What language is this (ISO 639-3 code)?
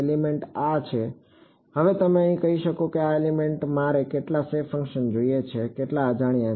guj